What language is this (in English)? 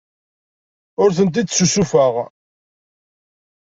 Kabyle